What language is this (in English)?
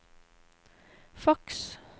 Norwegian